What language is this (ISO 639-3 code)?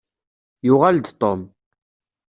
kab